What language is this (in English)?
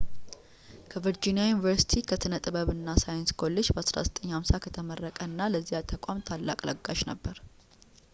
Amharic